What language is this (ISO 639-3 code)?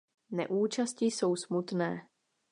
ces